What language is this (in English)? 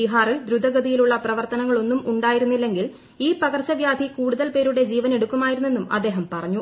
Malayalam